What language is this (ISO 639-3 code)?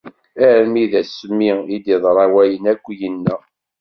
kab